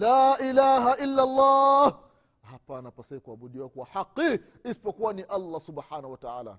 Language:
Swahili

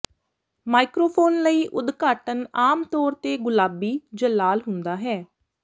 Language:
Punjabi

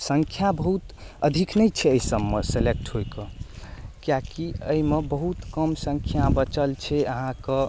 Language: Maithili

